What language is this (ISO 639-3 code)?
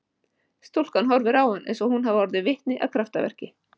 isl